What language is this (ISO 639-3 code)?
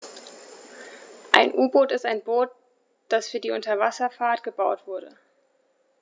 deu